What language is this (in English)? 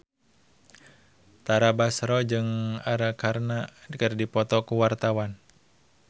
Sundanese